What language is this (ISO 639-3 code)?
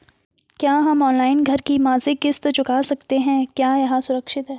hin